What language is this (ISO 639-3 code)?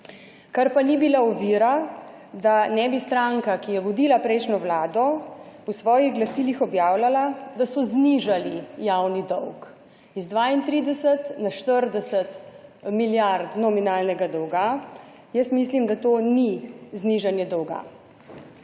slv